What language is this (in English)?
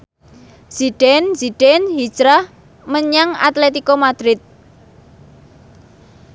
Javanese